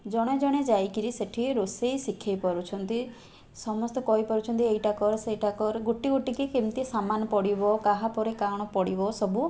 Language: Odia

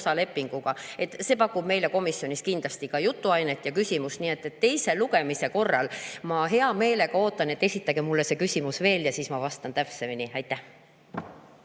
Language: Estonian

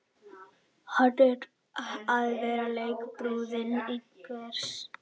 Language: Icelandic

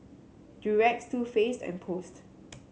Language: English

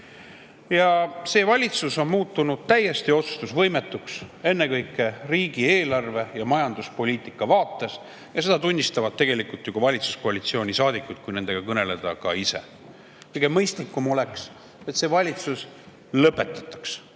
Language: Estonian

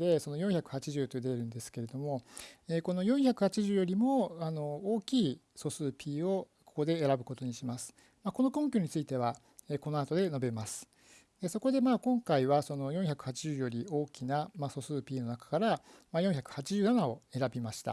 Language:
Japanese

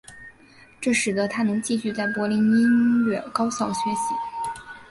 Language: Chinese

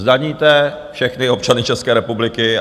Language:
Czech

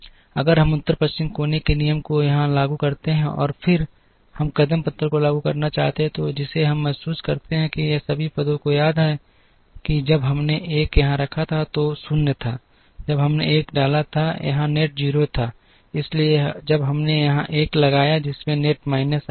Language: Hindi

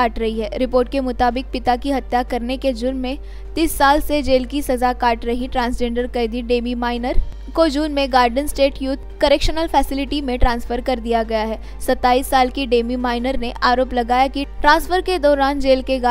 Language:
Hindi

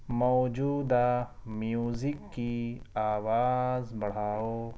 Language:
Urdu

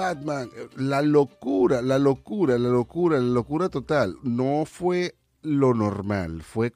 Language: Spanish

